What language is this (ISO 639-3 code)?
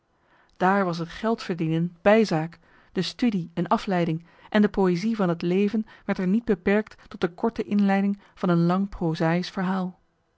nld